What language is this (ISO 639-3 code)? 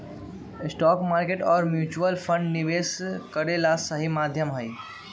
mag